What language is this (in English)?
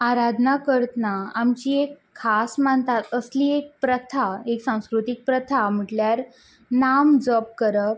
Konkani